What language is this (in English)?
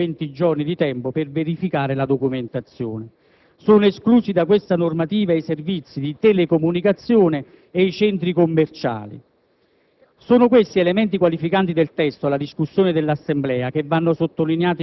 Italian